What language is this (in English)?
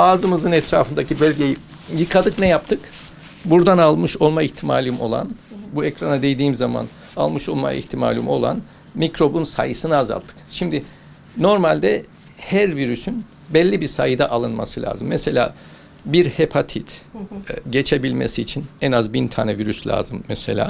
Turkish